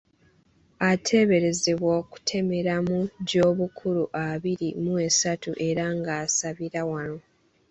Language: Ganda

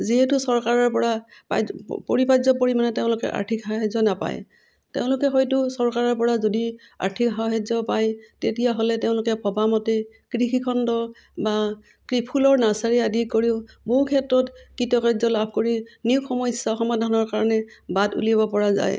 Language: Assamese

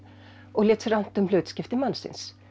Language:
Icelandic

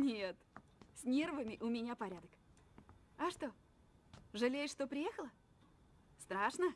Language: Russian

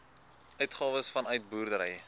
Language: Afrikaans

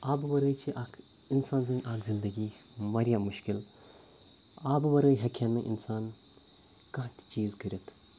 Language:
Kashmiri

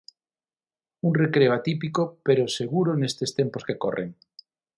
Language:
Galician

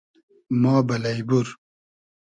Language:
Hazaragi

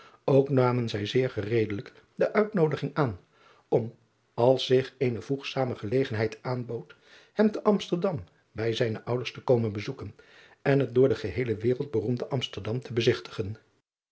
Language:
Dutch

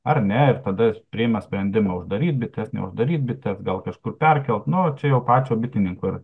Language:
Lithuanian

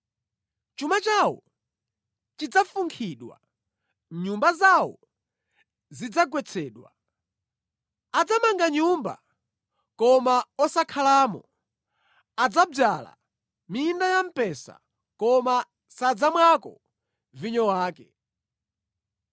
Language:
Nyanja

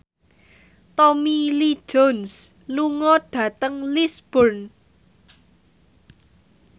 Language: Javanese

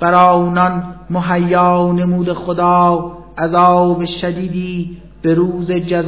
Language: Persian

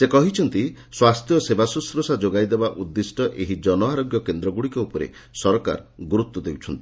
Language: Odia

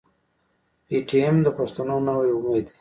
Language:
Pashto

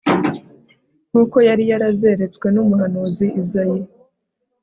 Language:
Kinyarwanda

